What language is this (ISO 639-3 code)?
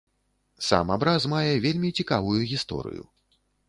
bel